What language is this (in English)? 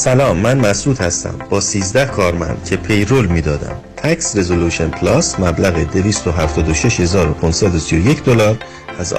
Persian